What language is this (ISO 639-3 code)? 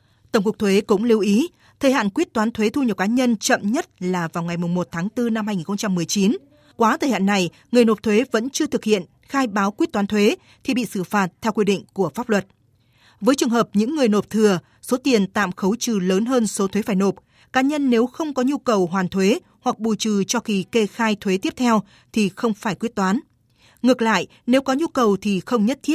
vie